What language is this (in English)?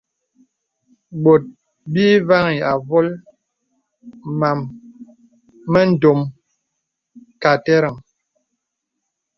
Bebele